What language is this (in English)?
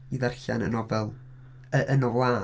Welsh